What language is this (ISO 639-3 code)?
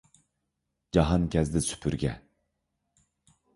uig